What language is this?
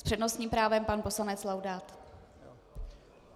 Czech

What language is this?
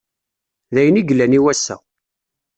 Kabyle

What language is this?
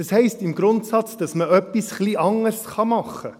Swiss German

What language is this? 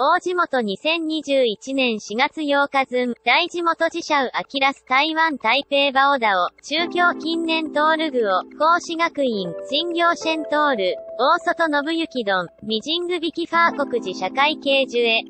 Japanese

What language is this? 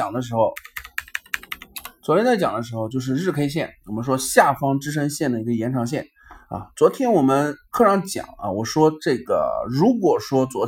Chinese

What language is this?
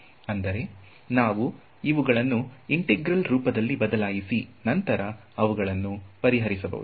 Kannada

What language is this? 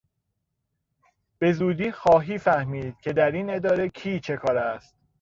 Persian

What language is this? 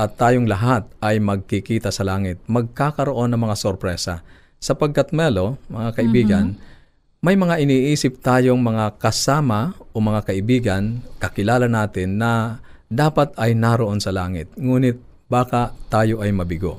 Filipino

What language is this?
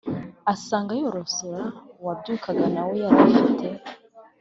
Kinyarwanda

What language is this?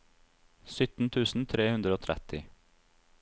Norwegian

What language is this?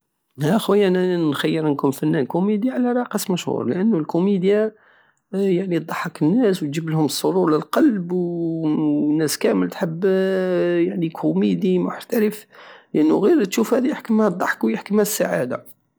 Algerian Saharan Arabic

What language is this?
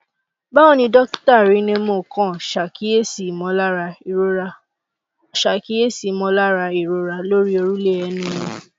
Yoruba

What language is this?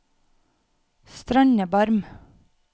Norwegian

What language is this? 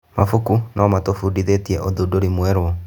Kikuyu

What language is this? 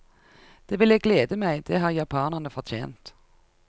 Norwegian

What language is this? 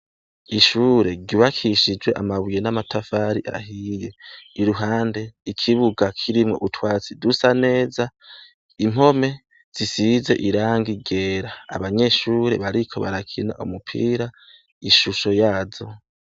Rundi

